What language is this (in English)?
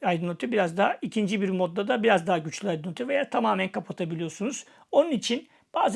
Turkish